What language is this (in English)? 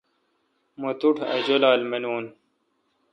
Kalkoti